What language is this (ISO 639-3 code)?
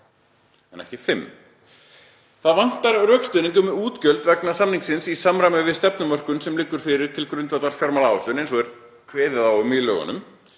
isl